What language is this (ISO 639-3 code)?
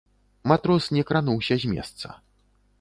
bel